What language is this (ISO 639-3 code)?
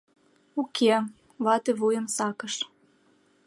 chm